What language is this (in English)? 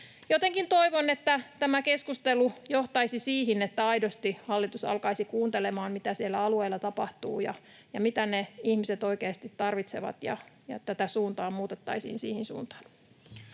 Finnish